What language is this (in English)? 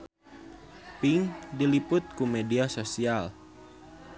Sundanese